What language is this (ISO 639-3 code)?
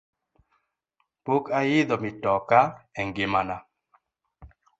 luo